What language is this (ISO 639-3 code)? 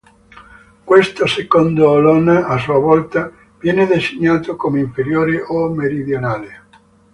ita